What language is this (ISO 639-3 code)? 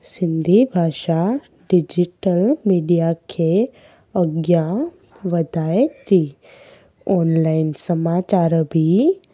snd